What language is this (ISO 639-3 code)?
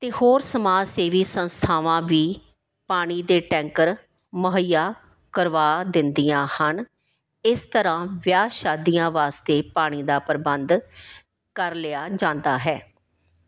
pan